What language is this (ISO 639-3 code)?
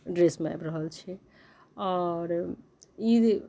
mai